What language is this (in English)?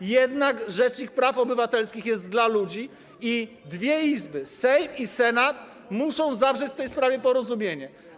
Polish